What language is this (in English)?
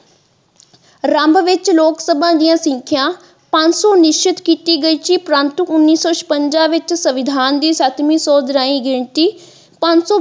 Punjabi